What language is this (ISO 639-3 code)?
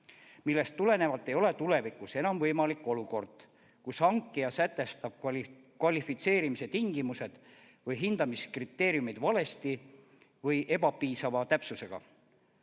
est